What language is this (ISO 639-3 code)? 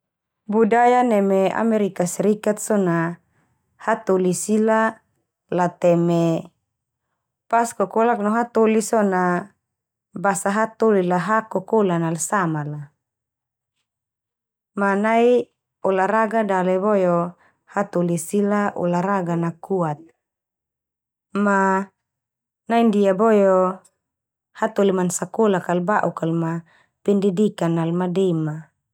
twu